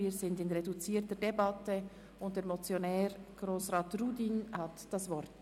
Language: Swiss German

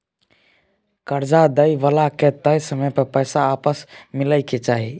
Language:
Maithili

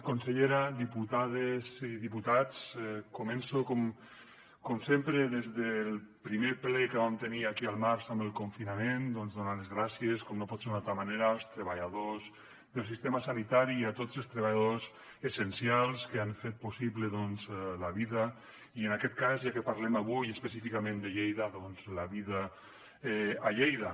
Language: Catalan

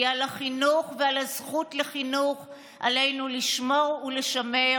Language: Hebrew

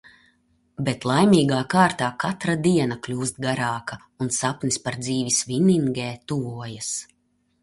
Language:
Latvian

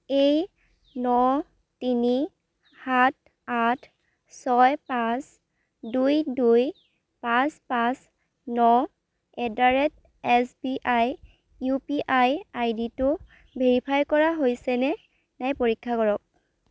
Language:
Assamese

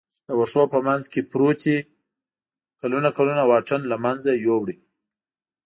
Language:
Pashto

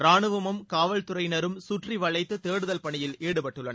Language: Tamil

